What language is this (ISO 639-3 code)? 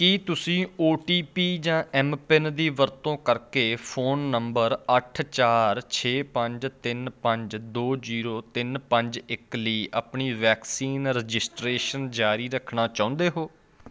pan